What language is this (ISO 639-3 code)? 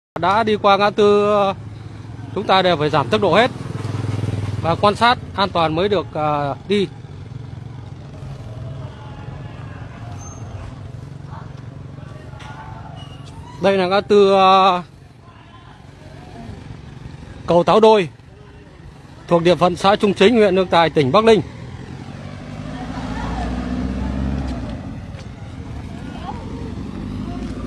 vie